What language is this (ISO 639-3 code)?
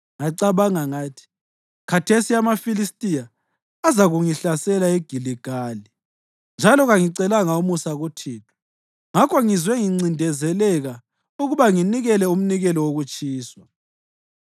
nde